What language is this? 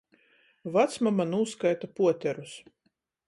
Latgalian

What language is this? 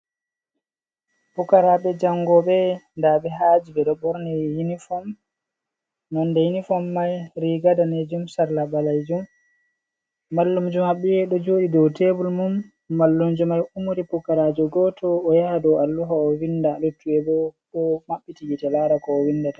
Fula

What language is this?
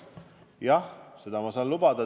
Estonian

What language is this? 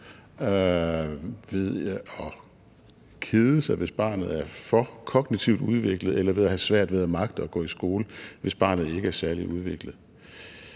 Danish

